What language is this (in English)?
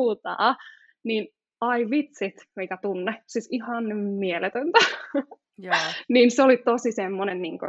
Finnish